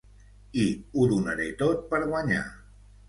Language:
Catalan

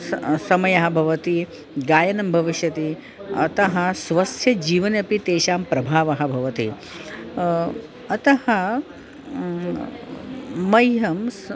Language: Sanskrit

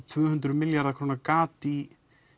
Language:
Icelandic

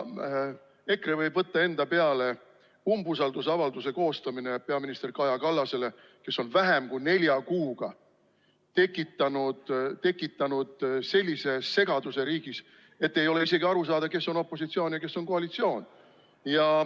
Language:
Estonian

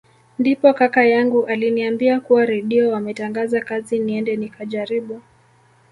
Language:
Swahili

